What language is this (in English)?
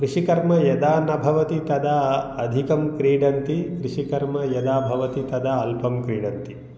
Sanskrit